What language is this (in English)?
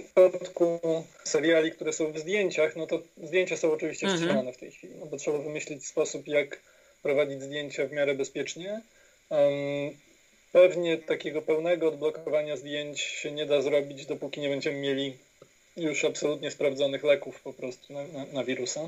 Polish